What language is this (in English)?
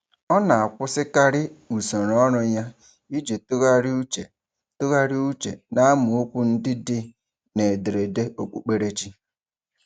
Igbo